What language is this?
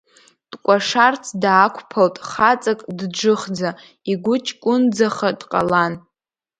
Abkhazian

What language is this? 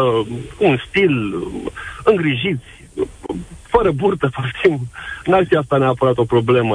Romanian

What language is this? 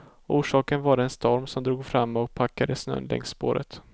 Swedish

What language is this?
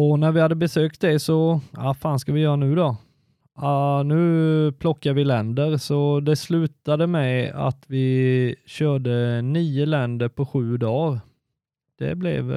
Swedish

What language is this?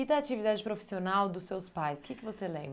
Portuguese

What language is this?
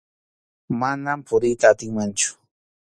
Arequipa-La Unión Quechua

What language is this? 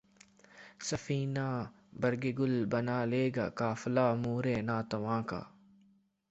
Urdu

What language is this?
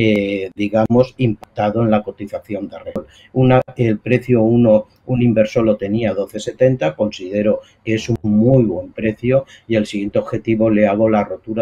Spanish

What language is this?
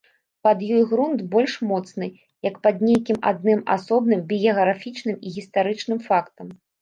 Belarusian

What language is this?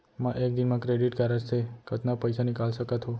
Chhattisgarhi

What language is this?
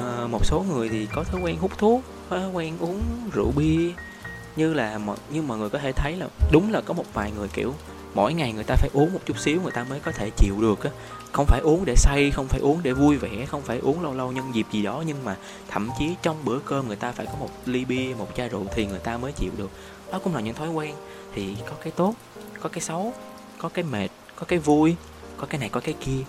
Vietnamese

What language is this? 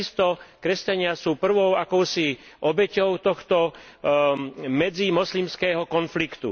Slovak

